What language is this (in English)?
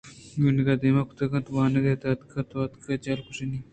Eastern Balochi